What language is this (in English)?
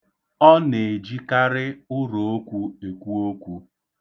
Igbo